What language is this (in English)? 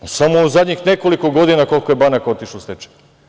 Serbian